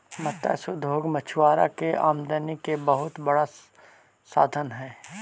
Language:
Magahi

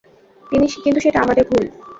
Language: Bangla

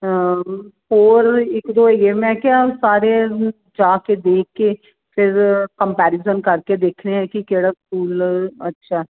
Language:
Punjabi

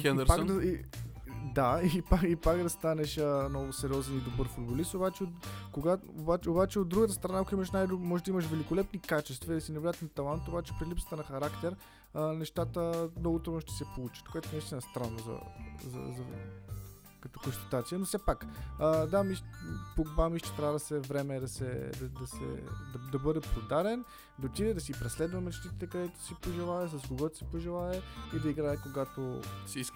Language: Bulgarian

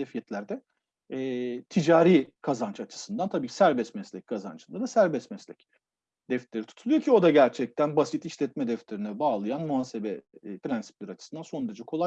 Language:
Turkish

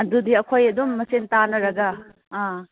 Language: Manipuri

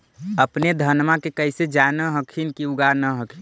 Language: Magahi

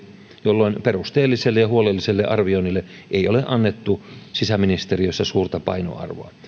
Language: Finnish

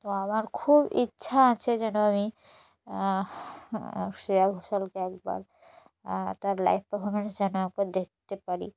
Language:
Bangla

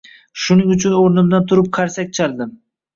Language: Uzbek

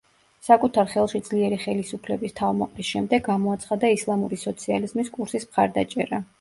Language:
Georgian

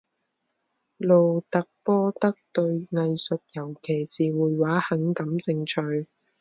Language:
Chinese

